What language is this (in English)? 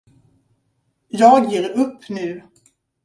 Swedish